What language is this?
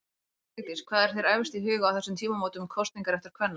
Icelandic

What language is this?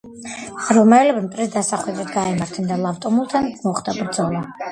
Georgian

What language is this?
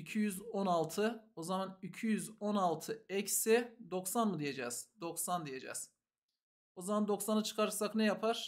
Turkish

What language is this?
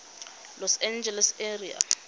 Tswana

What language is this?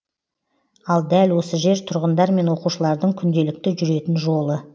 Kazakh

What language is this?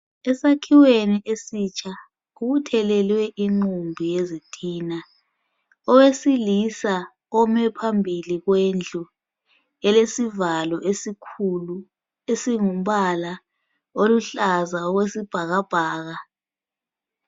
North Ndebele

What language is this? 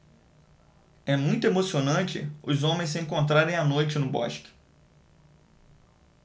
Portuguese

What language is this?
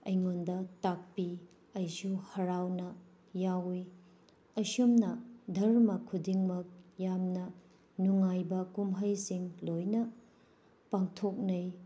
Manipuri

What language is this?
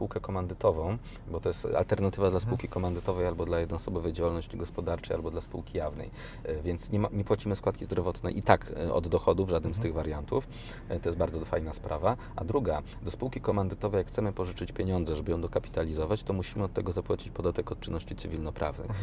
Polish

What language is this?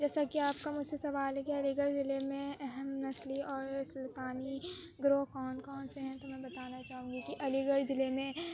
Urdu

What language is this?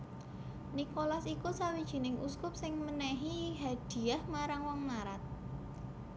Javanese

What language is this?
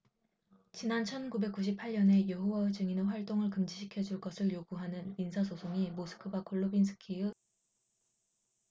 Korean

